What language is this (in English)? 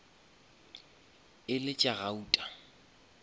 Northern Sotho